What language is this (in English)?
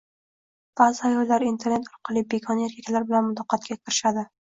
Uzbek